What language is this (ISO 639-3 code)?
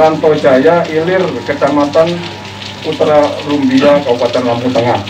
ind